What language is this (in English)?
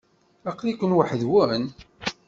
Kabyle